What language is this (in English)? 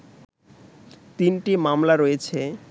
Bangla